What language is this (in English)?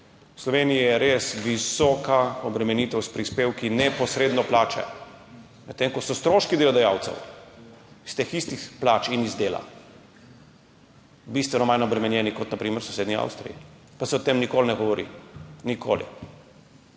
Slovenian